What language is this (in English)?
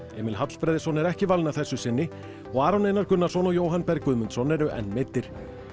Icelandic